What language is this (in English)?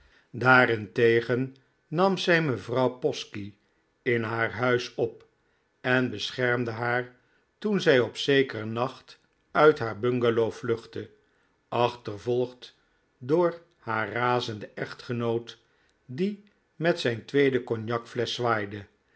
Dutch